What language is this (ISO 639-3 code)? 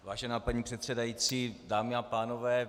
ces